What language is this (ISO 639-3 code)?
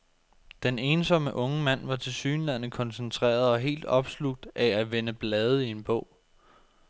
dan